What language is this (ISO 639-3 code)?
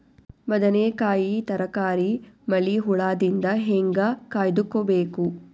kan